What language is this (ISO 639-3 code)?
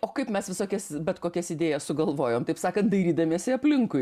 lit